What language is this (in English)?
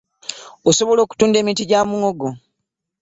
Ganda